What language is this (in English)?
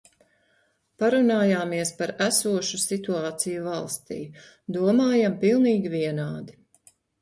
Latvian